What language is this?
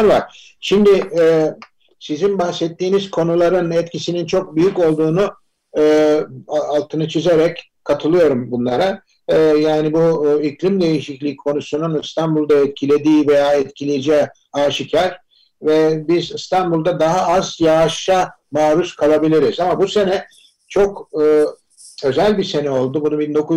Turkish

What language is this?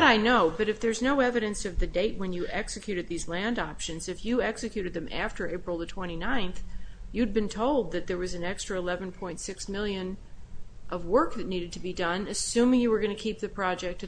English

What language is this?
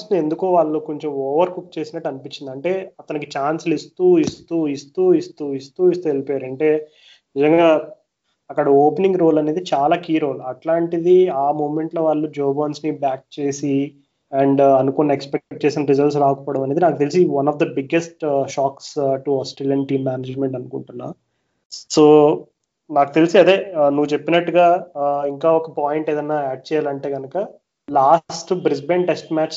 Telugu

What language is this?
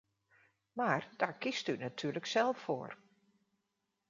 Dutch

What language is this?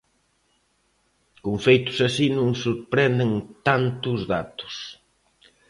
Galician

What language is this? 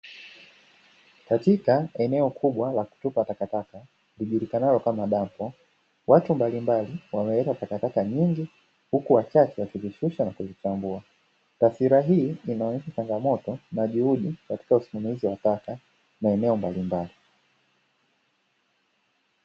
Swahili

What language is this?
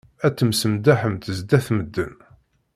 Kabyle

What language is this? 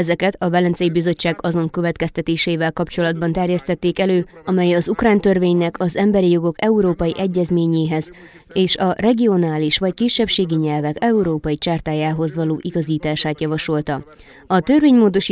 Hungarian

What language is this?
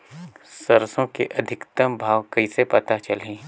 Chhattisgarhi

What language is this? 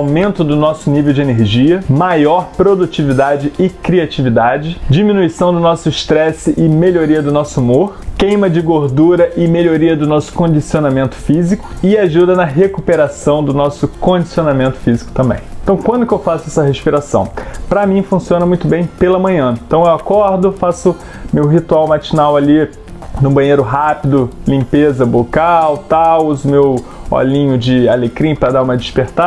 Portuguese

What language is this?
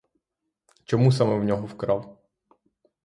Ukrainian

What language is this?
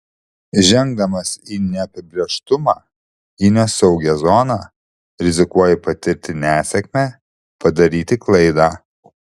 Lithuanian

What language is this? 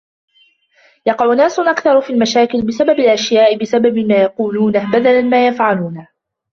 Arabic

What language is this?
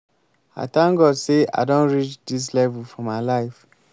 Nigerian Pidgin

